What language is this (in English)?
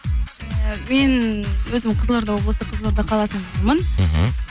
Kazakh